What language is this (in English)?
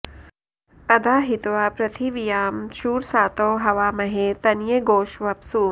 Sanskrit